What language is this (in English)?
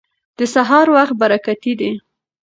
Pashto